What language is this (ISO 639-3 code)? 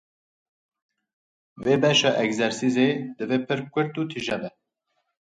kur